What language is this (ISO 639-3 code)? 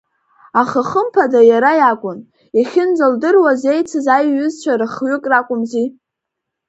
abk